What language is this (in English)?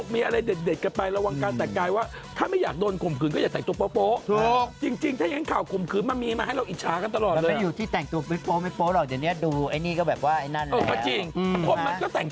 Thai